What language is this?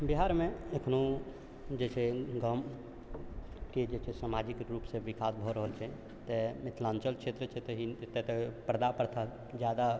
Maithili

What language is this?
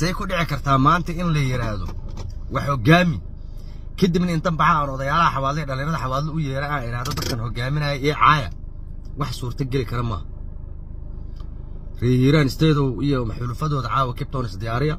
Arabic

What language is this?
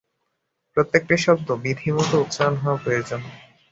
Bangla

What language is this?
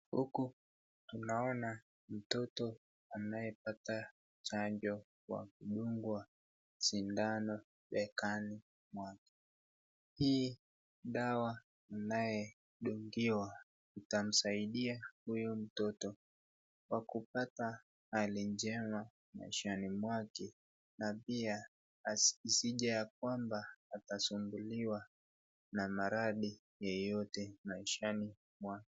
Swahili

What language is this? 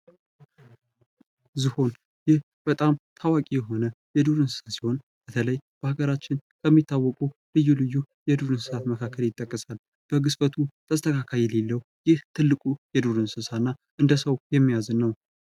Amharic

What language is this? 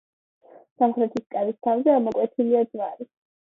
Georgian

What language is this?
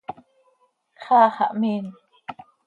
Seri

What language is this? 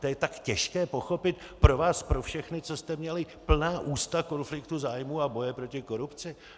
Czech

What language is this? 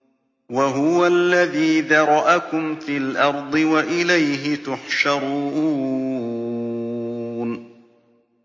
Arabic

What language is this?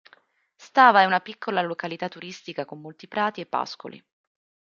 Italian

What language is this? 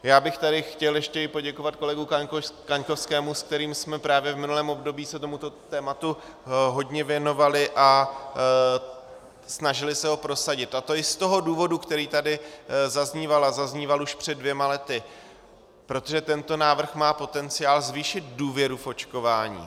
Czech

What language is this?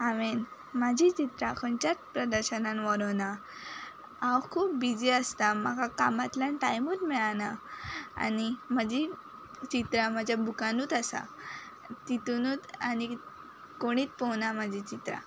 Konkani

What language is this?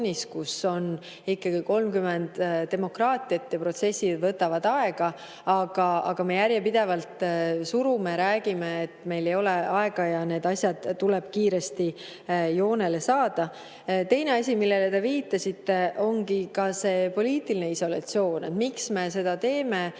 Estonian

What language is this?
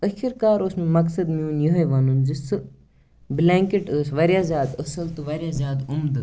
Kashmiri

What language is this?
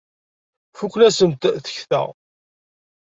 Kabyle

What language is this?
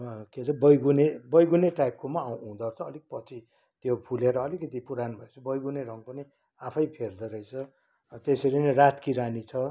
Nepali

